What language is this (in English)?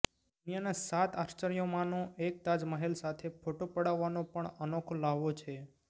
Gujarati